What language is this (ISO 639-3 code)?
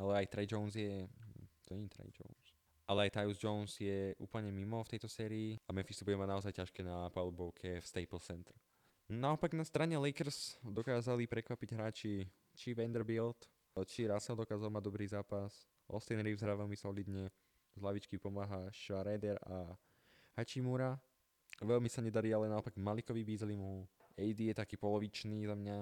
slk